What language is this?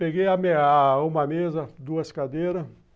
Portuguese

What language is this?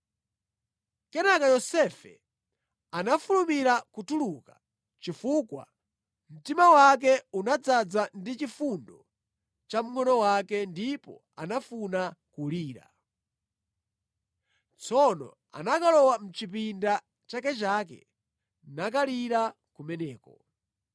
Nyanja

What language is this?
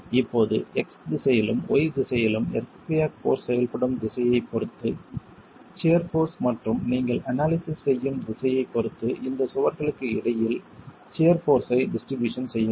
Tamil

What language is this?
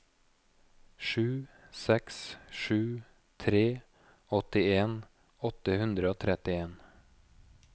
Norwegian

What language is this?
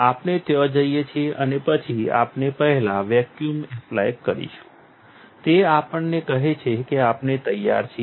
Gujarati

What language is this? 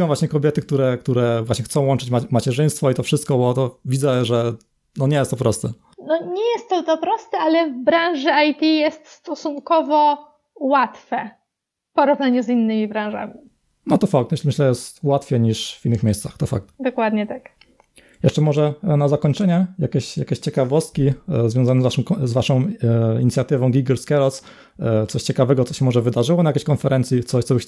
Polish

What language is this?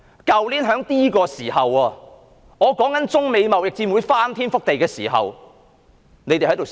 Cantonese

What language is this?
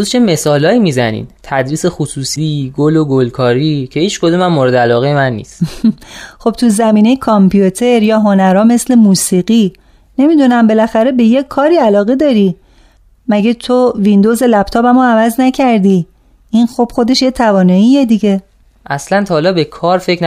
Persian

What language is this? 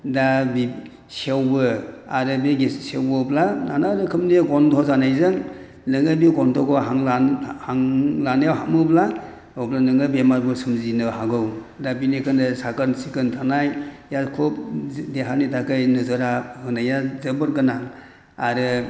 Bodo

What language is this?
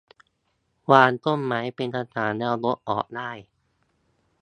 Thai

